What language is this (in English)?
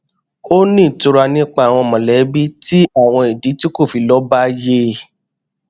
Yoruba